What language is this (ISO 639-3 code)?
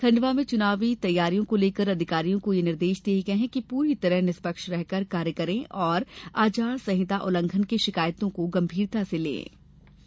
hin